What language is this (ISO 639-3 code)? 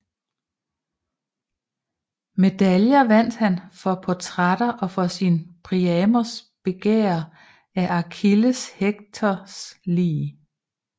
dan